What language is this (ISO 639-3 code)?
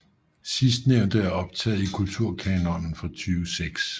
dan